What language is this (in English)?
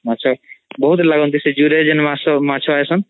Odia